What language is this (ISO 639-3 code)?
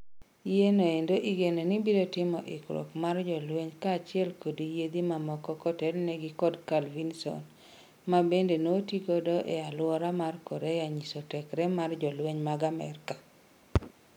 luo